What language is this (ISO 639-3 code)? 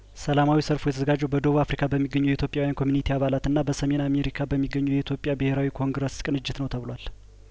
amh